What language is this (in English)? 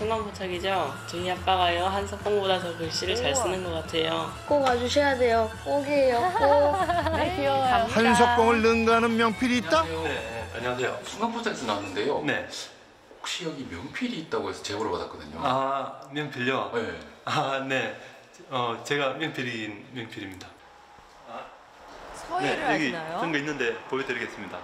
Korean